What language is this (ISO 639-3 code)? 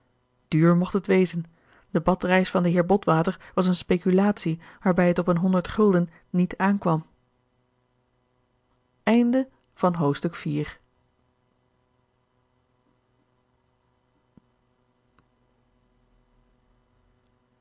nld